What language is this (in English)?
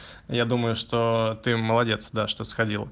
Russian